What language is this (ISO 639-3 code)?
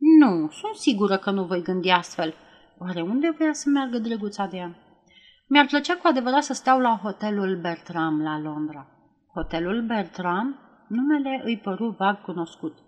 ron